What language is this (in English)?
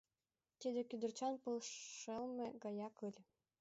Mari